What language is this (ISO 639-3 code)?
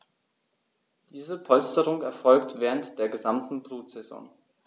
deu